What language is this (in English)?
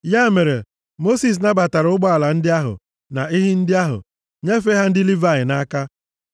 Igbo